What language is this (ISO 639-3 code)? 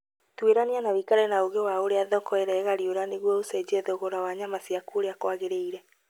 kik